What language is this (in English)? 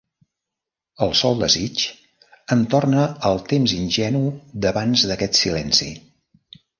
Catalan